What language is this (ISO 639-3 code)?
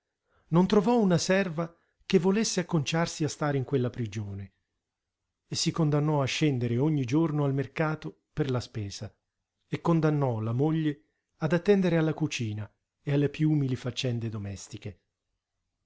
ita